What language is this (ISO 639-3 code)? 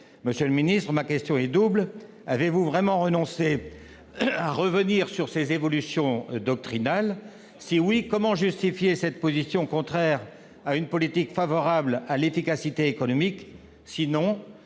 fra